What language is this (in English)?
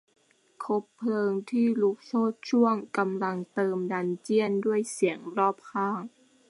Thai